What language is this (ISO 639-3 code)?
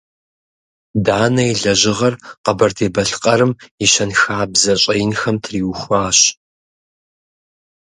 kbd